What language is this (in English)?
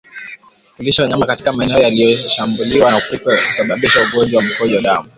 Swahili